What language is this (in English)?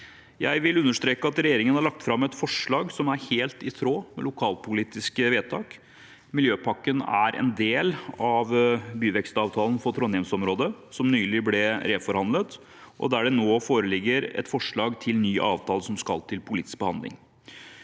Norwegian